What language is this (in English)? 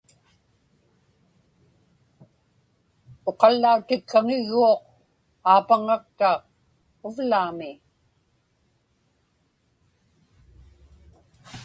Inupiaq